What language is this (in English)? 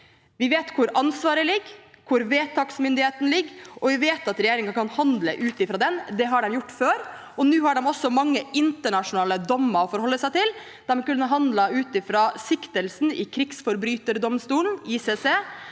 Norwegian